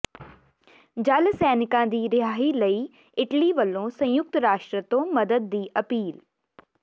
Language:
Punjabi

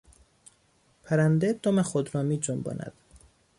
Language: Persian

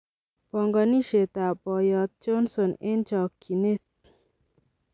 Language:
Kalenjin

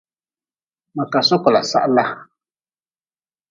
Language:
Nawdm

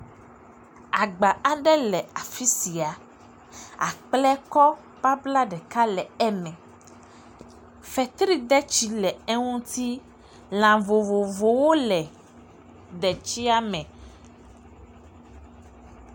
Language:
Ewe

